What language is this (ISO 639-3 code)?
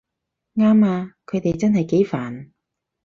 yue